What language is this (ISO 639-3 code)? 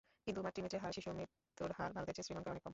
ben